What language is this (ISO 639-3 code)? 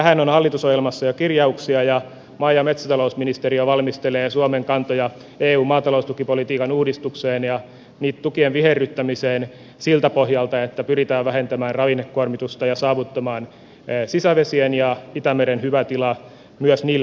fin